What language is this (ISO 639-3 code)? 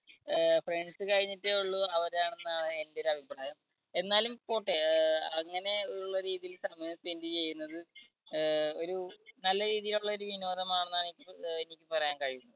mal